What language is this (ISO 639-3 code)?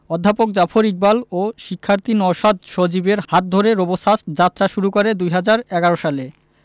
ben